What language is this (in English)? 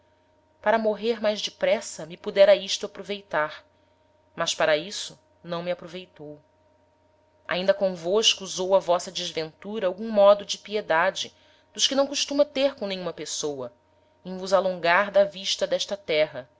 Portuguese